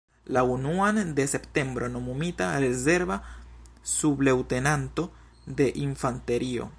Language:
Esperanto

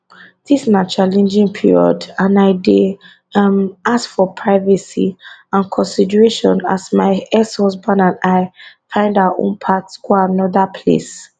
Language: Nigerian Pidgin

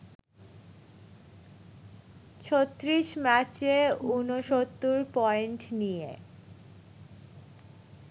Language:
Bangla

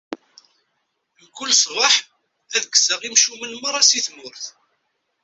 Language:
Kabyle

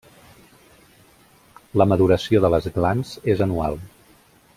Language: Catalan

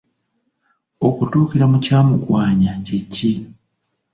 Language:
Ganda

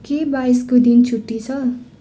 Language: Nepali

